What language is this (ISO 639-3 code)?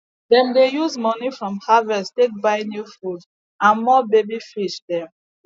pcm